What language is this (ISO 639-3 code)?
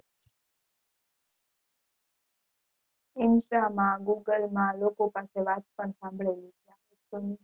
guj